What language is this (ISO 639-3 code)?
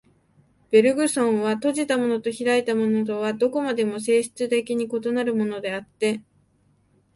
jpn